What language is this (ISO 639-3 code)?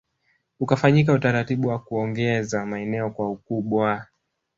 swa